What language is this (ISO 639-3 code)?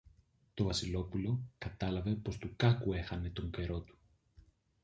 ell